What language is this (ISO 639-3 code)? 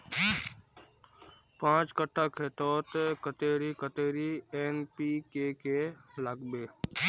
mag